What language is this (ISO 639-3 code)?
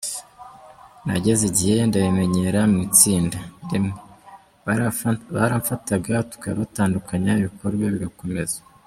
kin